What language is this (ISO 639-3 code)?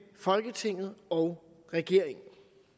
dan